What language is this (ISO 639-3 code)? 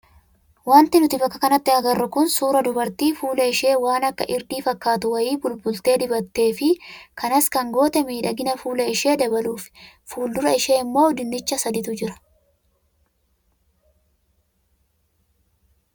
orm